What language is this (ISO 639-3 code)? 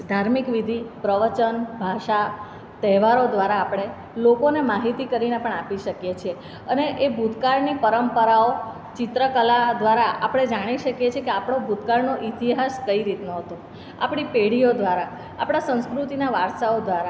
guj